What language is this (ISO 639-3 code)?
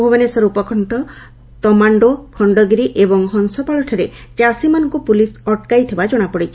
ori